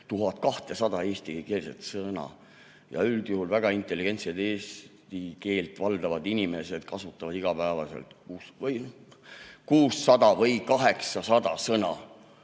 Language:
Estonian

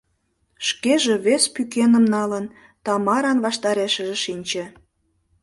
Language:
Mari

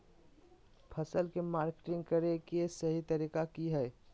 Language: Magahi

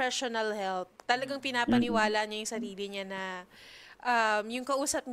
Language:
Filipino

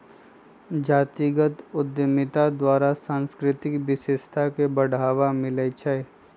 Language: Magahi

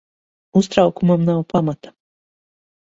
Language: Latvian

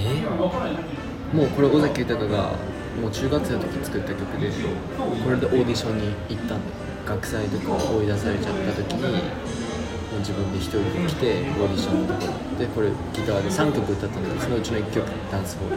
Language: Japanese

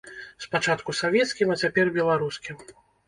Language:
Belarusian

